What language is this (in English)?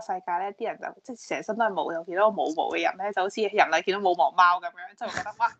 Chinese